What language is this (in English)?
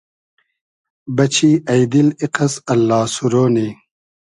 Hazaragi